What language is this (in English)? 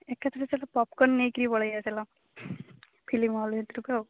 Odia